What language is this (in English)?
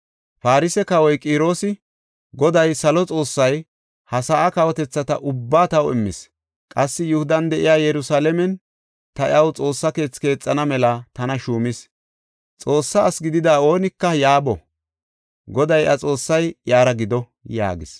Gofa